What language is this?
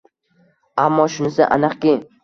Uzbek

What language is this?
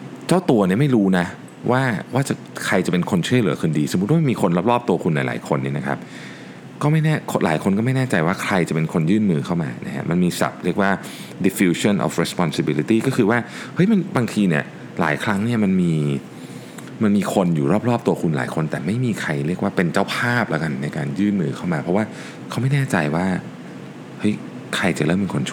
Thai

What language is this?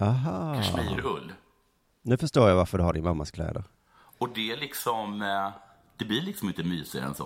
Swedish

